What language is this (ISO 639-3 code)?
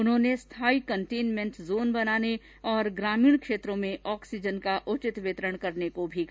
hin